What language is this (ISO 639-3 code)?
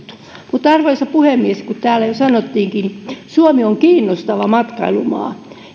fin